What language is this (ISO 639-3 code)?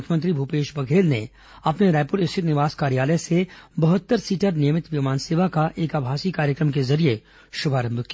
hin